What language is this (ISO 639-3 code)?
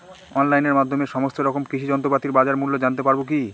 ben